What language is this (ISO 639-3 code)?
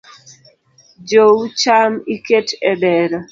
luo